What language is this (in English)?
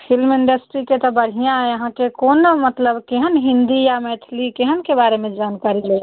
Maithili